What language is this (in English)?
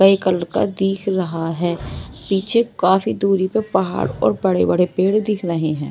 Hindi